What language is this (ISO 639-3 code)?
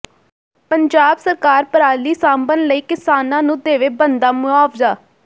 pan